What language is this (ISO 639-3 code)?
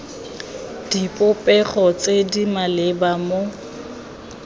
tsn